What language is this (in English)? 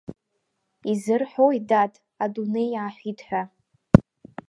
Abkhazian